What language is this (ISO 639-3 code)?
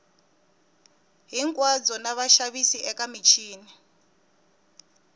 tso